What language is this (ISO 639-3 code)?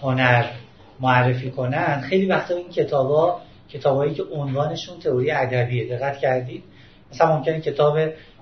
fas